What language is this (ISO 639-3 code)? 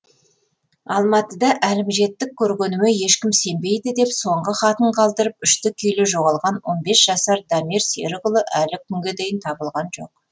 kaz